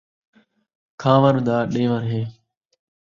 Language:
Saraiki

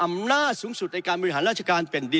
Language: Thai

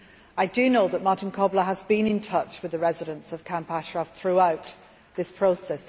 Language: English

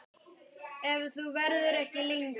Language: Icelandic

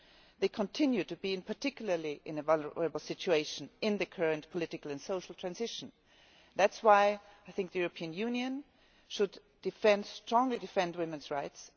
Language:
English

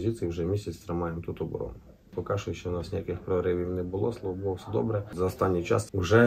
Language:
Ukrainian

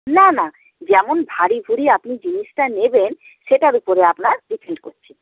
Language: Bangla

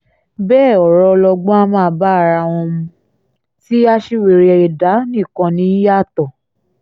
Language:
Yoruba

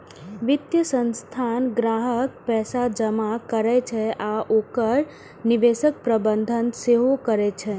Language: Maithili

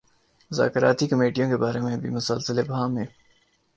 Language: Urdu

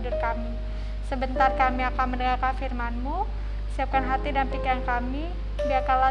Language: Indonesian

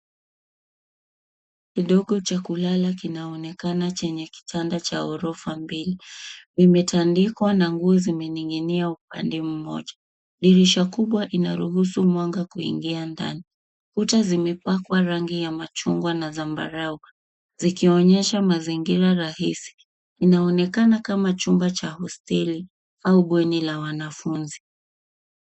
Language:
Swahili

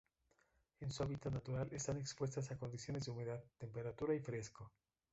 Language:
Spanish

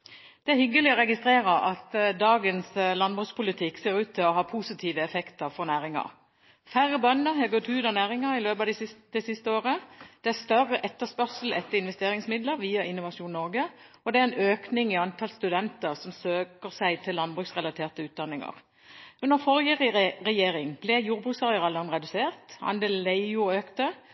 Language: Norwegian Bokmål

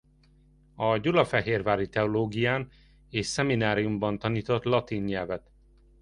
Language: Hungarian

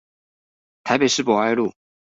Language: Chinese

